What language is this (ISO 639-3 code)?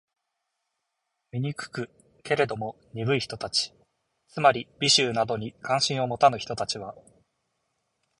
jpn